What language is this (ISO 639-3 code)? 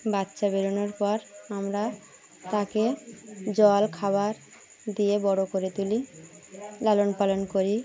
ben